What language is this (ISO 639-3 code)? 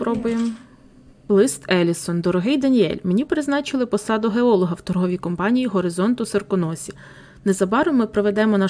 ukr